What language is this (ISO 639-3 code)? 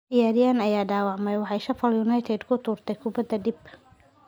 som